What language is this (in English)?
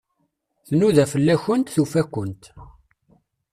Kabyle